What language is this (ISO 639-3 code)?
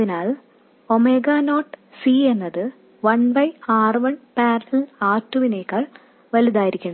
mal